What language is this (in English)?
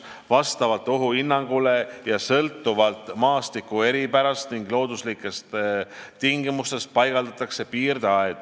Estonian